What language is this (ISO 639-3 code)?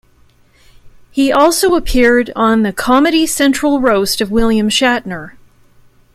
eng